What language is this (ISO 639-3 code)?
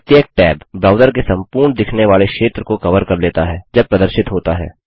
hin